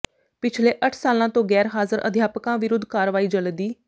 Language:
Punjabi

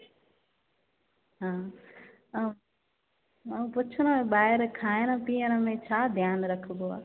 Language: Sindhi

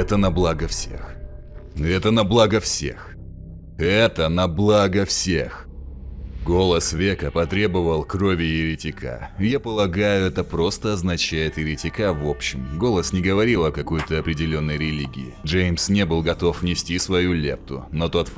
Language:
Russian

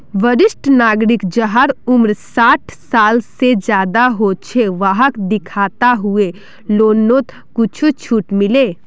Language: Magahi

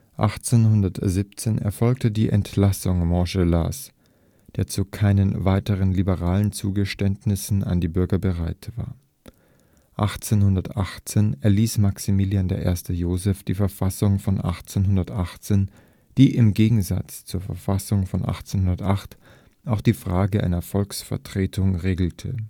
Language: German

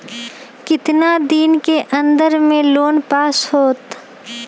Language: Magahi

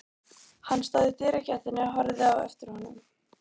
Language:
Icelandic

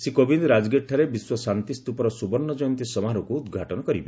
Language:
Odia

